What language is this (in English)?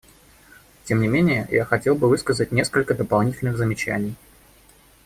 Russian